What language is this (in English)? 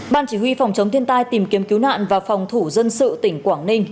Vietnamese